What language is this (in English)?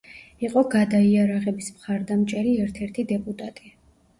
Georgian